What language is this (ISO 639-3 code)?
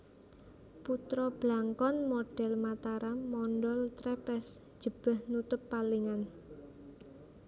jav